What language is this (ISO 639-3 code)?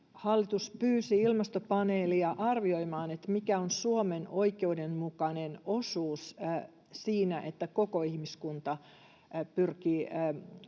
fin